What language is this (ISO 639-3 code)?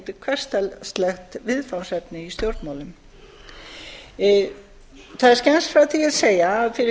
isl